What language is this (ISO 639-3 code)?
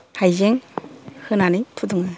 brx